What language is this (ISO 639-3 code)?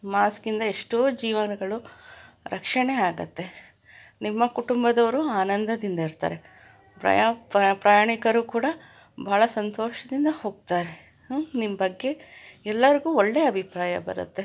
kan